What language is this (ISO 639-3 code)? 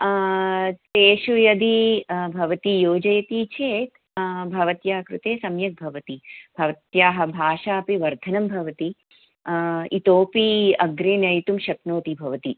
san